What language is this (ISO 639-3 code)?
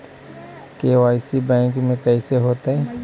mag